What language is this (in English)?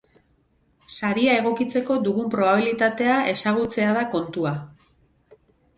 Basque